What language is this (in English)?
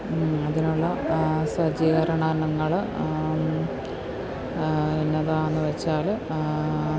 Malayalam